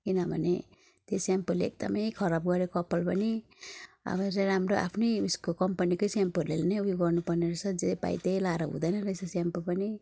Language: Nepali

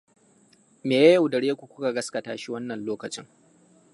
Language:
Hausa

